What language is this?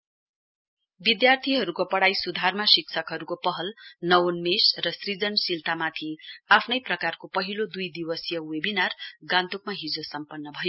Nepali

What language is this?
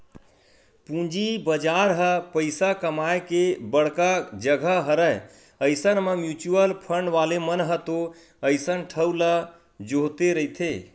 Chhattisgarhi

